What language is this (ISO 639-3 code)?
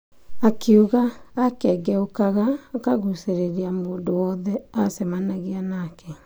kik